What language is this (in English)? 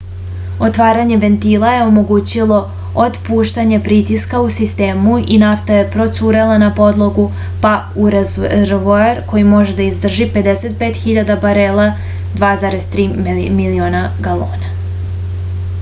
Serbian